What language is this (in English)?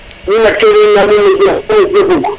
Serer